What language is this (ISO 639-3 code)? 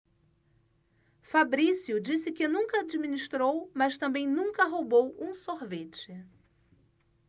por